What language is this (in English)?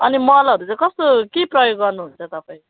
Nepali